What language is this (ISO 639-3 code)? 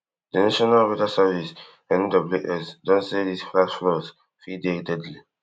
pcm